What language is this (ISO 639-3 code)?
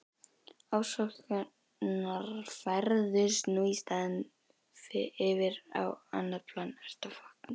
isl